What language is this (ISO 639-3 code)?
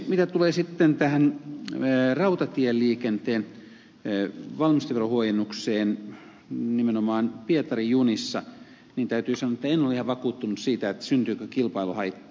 fin